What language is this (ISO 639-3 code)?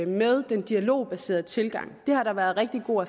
dan